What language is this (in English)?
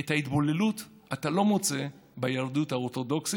Hebrew